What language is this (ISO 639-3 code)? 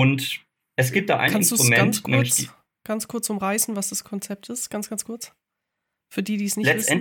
deu